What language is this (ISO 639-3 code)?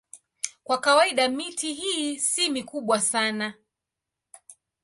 swa